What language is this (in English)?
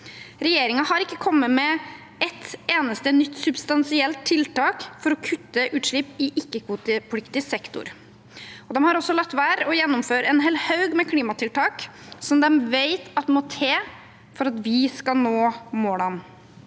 Norwegian